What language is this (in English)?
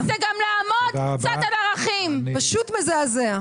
Hebrew